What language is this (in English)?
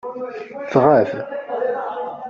Kabyle